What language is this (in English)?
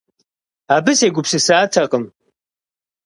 Kabardian